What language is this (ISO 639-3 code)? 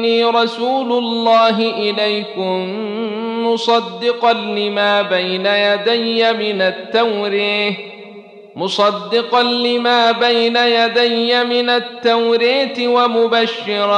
ara